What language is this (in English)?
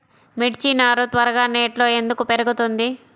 Telugu